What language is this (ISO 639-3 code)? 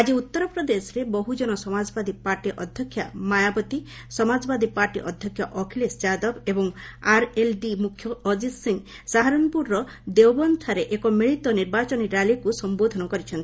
ori